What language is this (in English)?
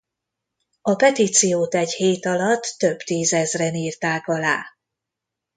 Hungarian